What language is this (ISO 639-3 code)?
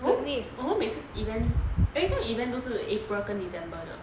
eng